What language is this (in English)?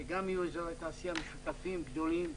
Hebrew